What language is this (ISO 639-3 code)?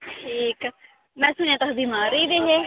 doi